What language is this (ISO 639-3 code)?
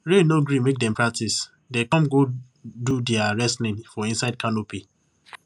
pcm